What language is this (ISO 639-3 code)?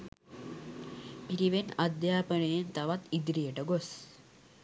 sin